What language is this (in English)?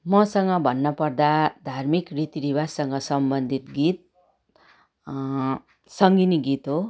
Nepali